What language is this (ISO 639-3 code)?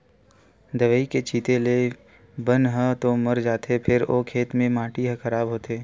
hne